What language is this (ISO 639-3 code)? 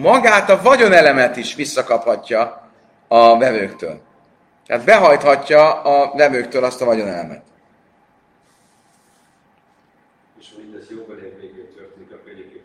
hun